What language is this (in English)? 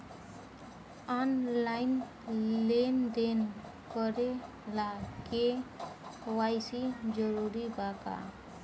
Bhojpuri